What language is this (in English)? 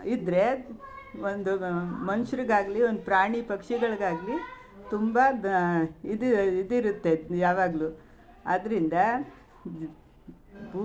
Kannada